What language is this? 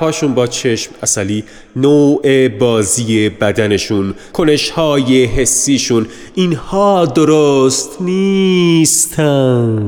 Persian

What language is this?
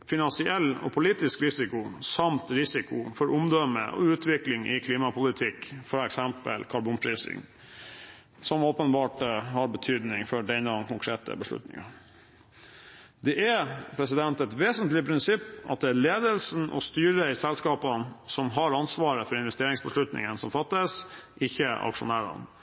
Norwegian Bokmål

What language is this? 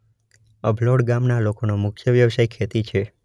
Gujarati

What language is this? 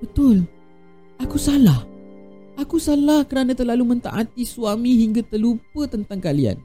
Malay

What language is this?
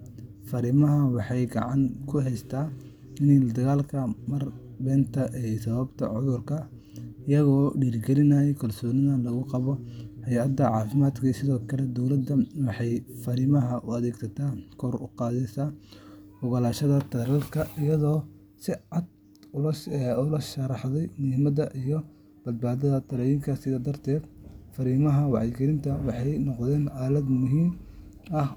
Somali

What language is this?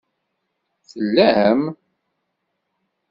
Kabyle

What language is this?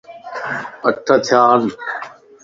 Lasi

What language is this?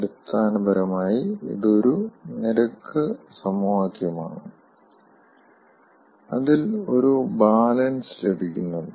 Malayalam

